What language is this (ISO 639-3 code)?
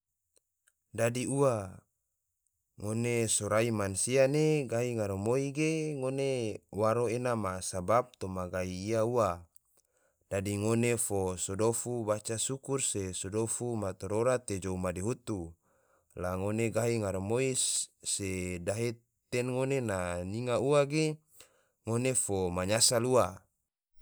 tvo